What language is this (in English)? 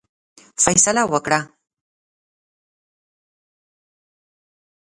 Pashto